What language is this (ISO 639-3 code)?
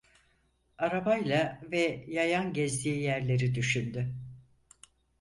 tur